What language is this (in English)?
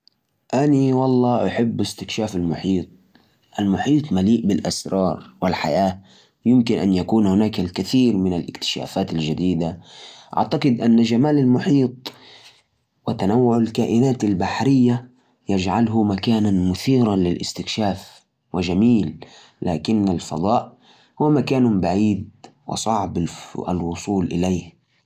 Najdi Arabic